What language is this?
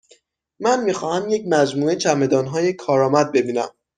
Persian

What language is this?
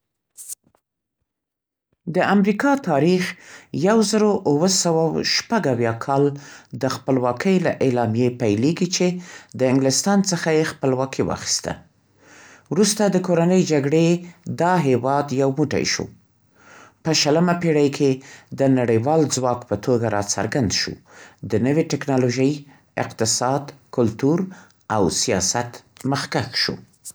Central Pashto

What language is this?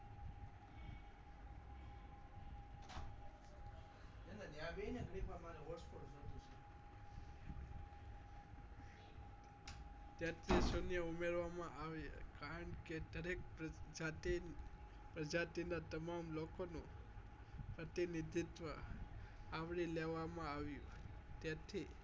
Gujarati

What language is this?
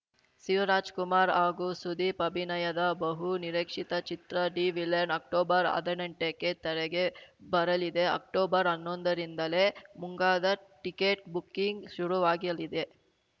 Kannada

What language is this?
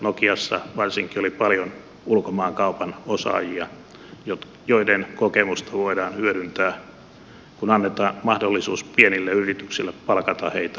Finnish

